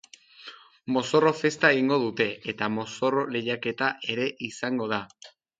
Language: Basque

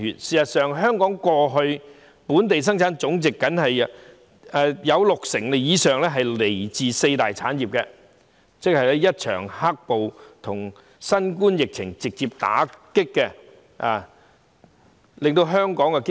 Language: Cantonese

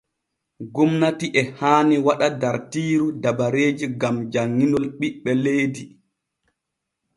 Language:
Borgu Fulfulde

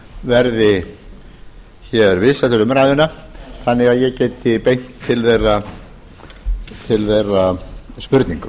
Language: Icelandic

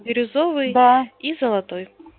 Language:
Russian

